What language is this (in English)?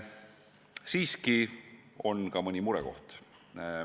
Estonian